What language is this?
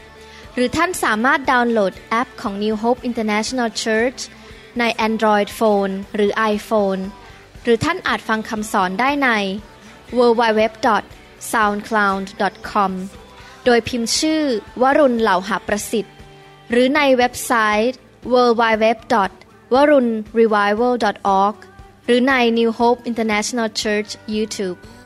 Thai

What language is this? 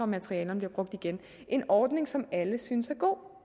Danish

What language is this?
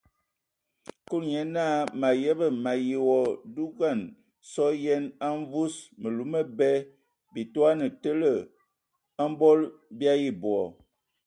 Ewondo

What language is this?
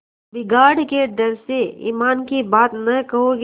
Hindi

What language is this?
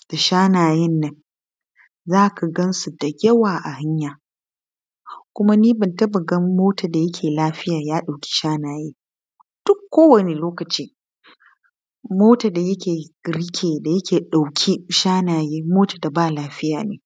Hausa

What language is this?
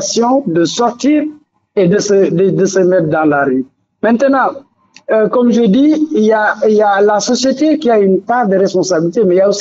French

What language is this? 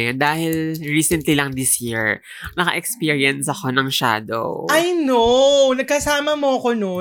Filipino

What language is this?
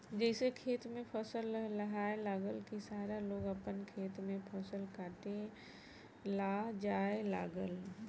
Bhojpuri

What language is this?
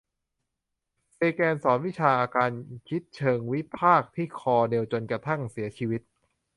Thai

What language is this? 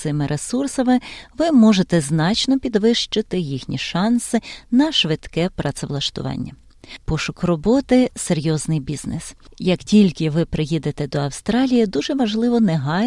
Ukrainian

